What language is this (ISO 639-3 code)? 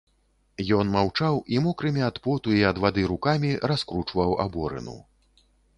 bel